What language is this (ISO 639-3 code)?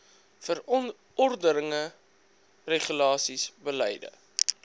afr